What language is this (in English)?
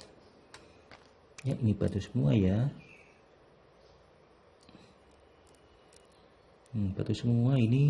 Indonesian